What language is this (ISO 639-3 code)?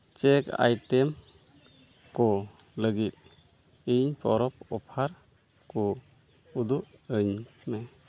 sat